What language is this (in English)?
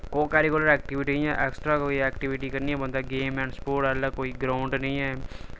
Dogri